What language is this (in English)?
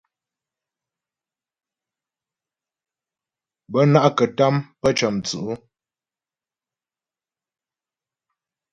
Ghomala